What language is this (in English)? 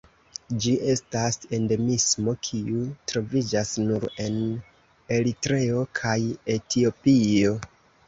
Esperanto